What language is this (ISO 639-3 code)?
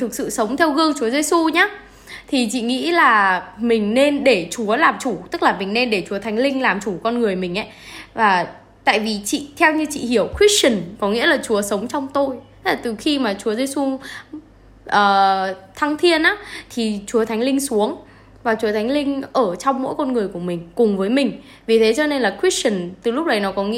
vie